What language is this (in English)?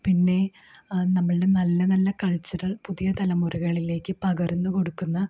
Malayalam